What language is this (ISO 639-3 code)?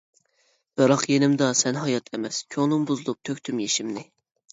uig